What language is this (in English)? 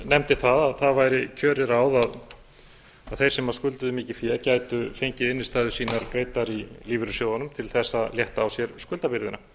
Icelandic